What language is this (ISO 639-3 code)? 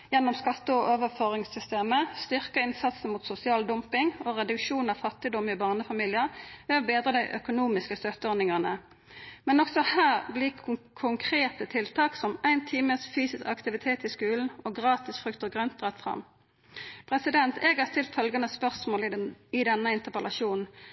nno